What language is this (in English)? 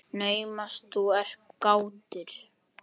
Icelandic